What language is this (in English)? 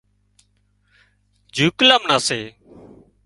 Wadiyara Koli